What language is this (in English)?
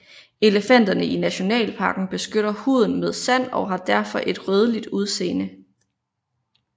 Danish